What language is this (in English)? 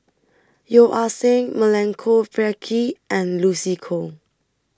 English